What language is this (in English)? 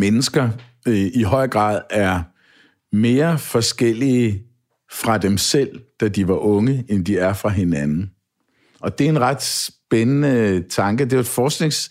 Danish